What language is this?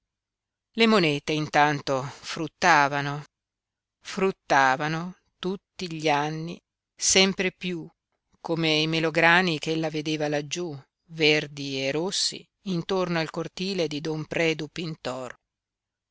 Italian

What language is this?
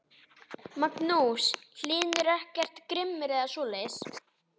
Icelandic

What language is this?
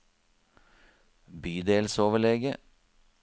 Norwegian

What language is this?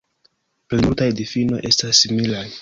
Esperanto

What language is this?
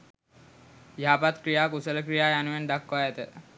Sinhala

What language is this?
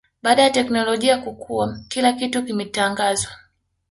Swahili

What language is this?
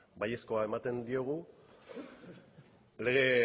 Basque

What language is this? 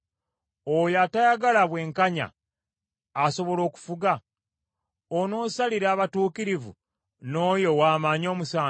Ganda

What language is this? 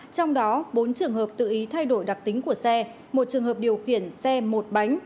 Vietnamese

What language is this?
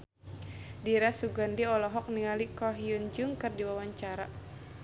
Sundanese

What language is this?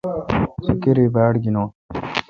Kalkoti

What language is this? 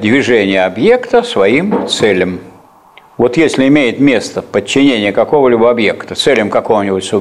Russian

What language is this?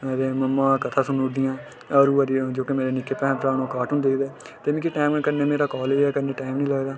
Dogri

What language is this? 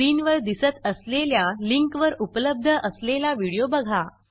Marathi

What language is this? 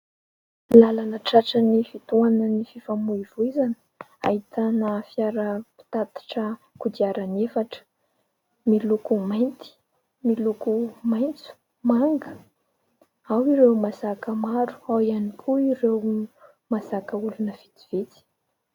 Malagasy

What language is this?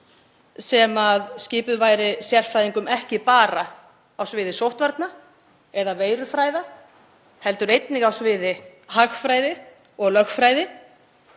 Icelandic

